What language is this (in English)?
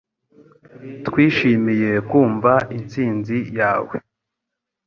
Kinyarwanda